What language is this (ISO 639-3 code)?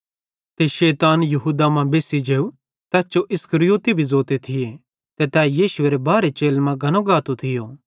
bhd